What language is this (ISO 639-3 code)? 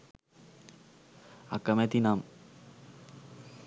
sin